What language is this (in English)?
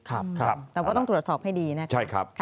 Thai